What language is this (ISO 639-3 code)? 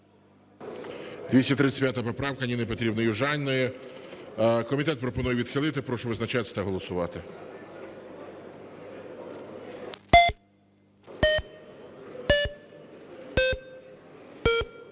ukr